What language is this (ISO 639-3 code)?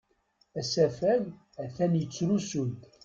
kab